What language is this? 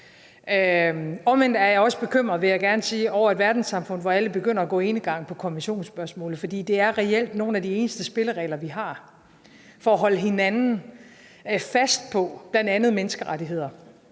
Danish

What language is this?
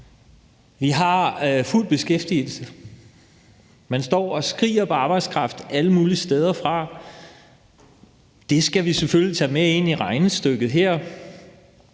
Danish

